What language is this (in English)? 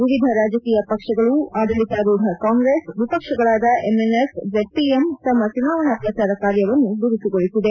Kannada